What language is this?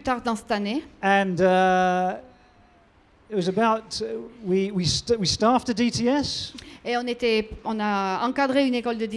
French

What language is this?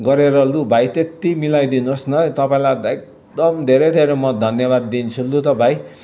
Nepali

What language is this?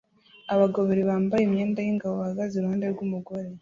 Kinyarwanda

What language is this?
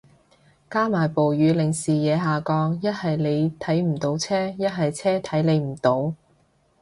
Cantonese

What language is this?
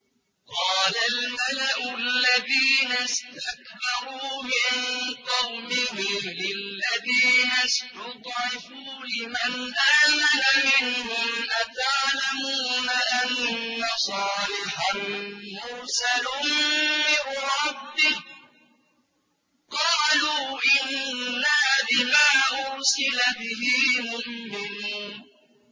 Arabic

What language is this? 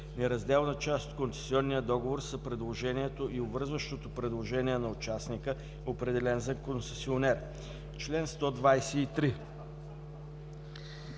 Bulgarian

